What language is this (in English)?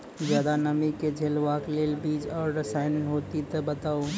Maithili